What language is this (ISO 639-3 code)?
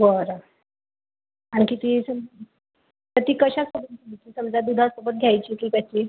mar